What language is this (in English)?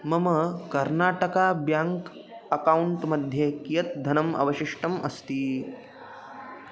Sanskrit